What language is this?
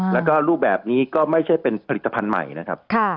Thai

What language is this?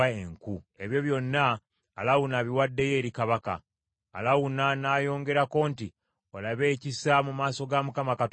Ganda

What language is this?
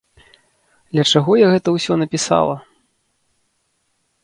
Belarusian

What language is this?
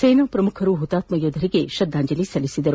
Kannada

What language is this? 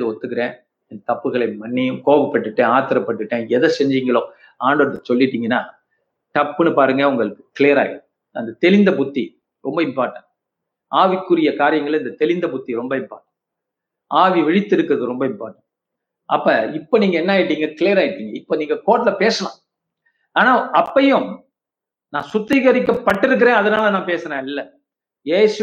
Tamil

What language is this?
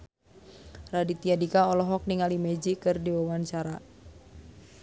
Sundanese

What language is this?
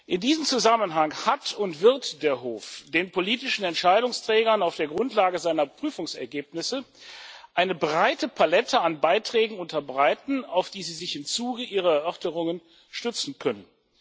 German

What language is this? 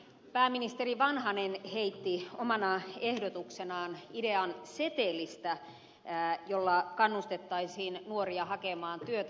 Finnish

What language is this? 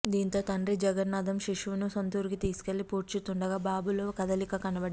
Telugu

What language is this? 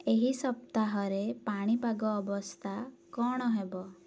Odia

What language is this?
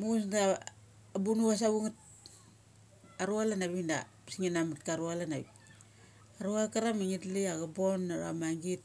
Mali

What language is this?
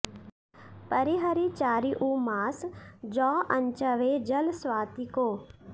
Sanskrit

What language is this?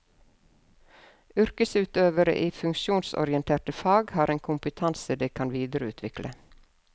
Norwegian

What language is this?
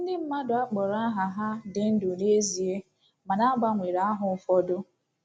Igbo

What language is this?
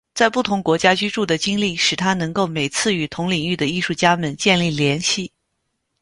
Chinese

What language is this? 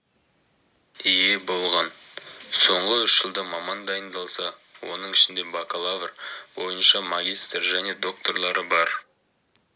Kazakh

